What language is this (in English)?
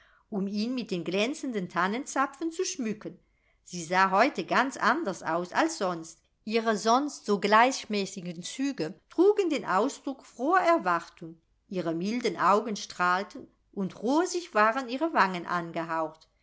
German